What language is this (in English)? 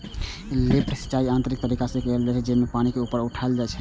Maithili